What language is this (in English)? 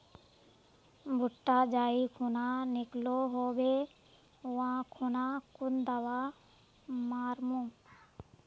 Magahi